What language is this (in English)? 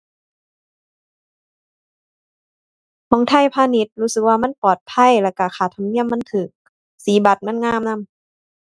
Thai